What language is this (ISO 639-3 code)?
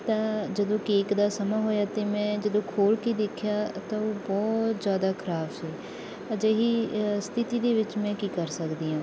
pan